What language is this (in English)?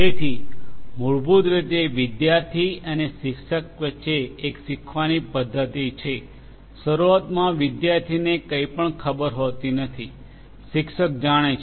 Gujarati